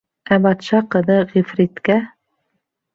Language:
Bashkir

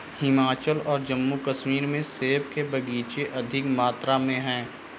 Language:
Hindi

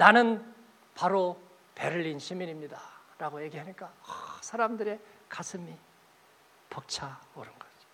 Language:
Korean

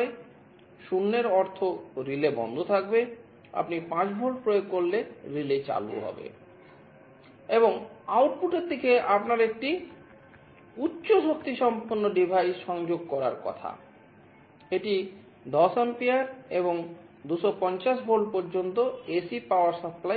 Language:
Bangla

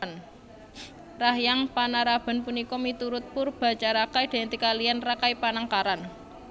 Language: Javanese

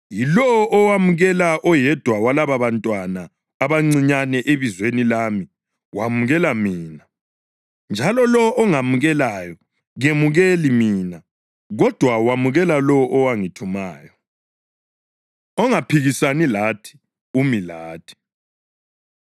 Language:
North Ndebele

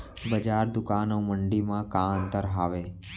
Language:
Chhattisgarhi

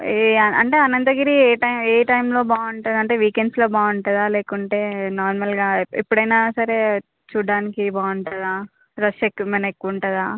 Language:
Telugu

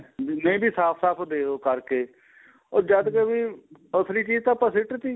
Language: Punjabi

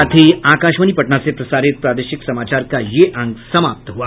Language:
Hindi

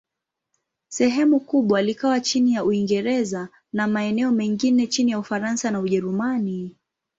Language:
Swahili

